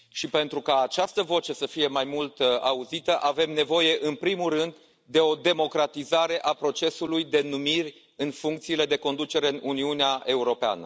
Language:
Romanian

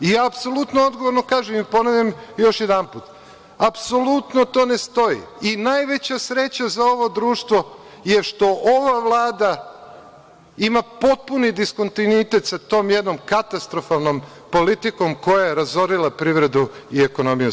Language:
Serbian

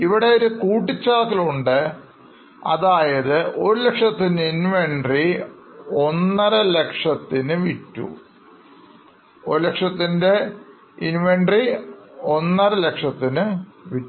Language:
Malayalam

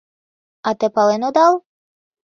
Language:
Mari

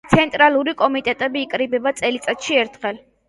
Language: Georgian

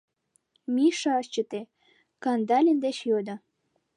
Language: Mari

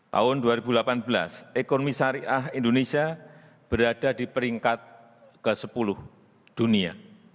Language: Indonesian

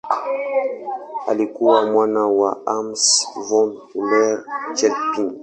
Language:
Swahili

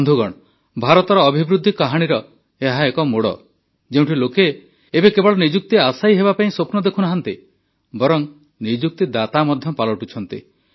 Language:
Odia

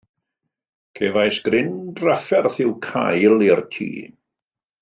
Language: Welsh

